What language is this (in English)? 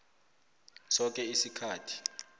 South Ndebele